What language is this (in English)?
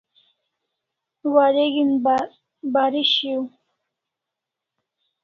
Kalasha